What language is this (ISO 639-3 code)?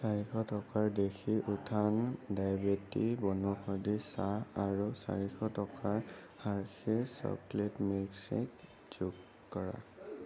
asm